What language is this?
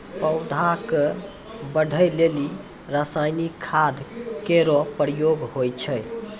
Maithili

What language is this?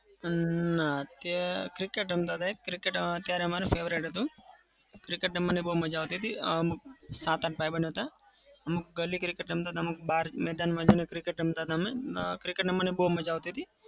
Gujarati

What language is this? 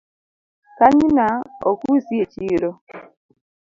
Luo (Kenya and Tanzania)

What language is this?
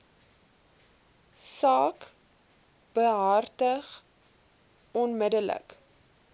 Afrikaans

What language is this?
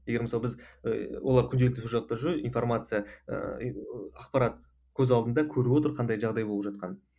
Kazakh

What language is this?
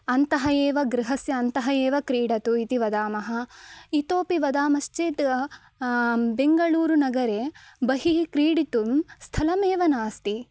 Sanskrit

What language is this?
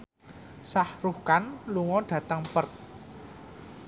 Javanese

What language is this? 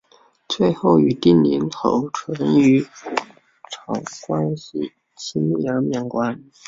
Chinese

